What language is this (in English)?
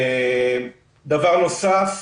Hebrew